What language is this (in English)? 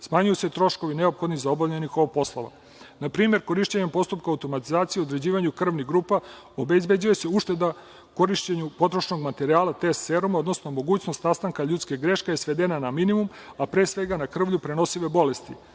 Serbian